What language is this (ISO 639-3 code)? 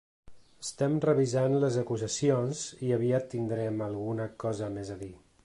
cat